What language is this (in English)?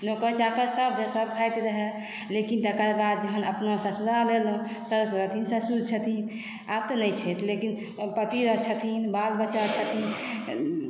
Maithili